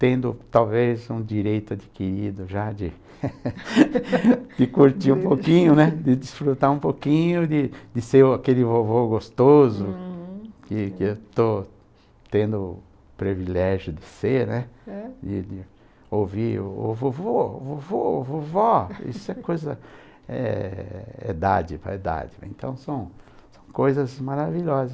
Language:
Portuguese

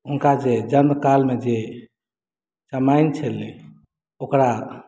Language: Maithili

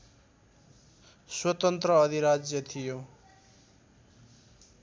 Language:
Nepali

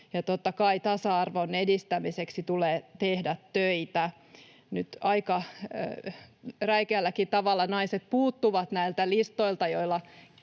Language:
Finnish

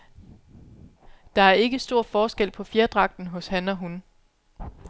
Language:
Danish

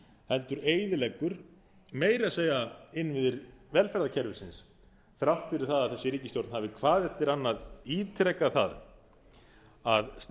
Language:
Icelandic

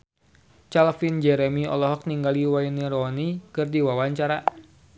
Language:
Sundanese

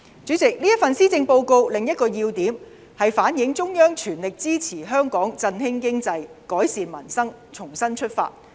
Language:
Cantonese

